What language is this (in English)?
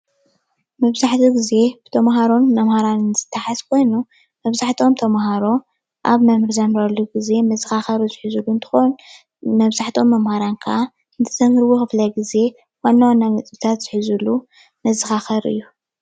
Tigrinya